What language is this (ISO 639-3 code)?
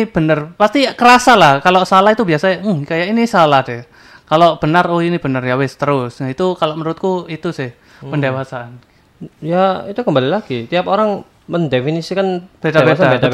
ind